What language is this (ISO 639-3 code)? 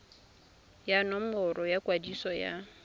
tsn